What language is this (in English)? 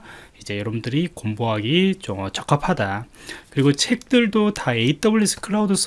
Korean